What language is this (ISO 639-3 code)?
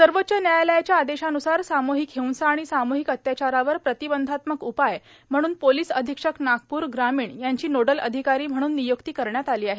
mar